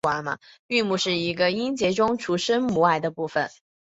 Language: Chinese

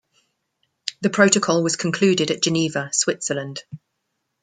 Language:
English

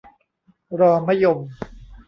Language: Thai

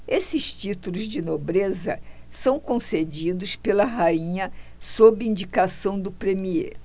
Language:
Portuguese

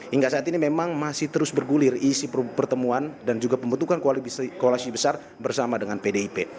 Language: Indonesian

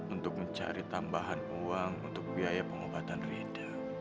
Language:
Indonesian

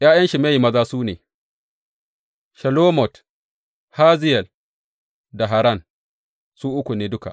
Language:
Hausa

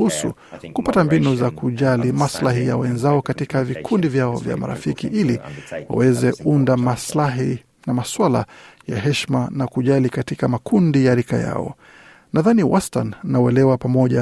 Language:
Swahili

